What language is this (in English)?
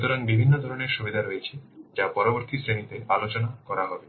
Bangla